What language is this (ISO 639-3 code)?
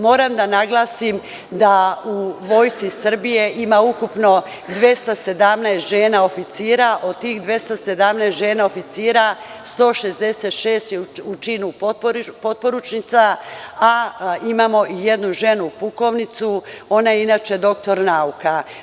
srp